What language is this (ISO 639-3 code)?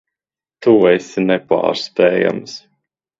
lav